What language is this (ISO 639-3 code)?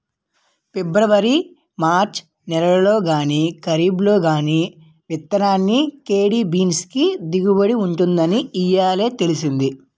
tel